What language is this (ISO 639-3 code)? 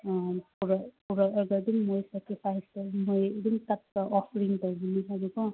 mni